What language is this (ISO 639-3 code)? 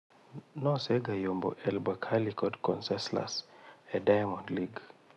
luo